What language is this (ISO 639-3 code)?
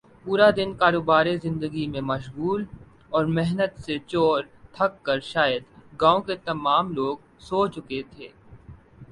urd